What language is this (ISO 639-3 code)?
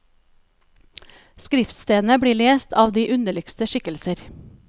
nor